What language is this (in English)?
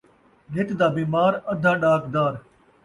Saraiki